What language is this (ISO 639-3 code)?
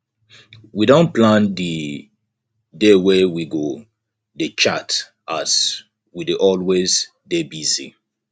pcm